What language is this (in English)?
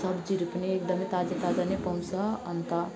Nepali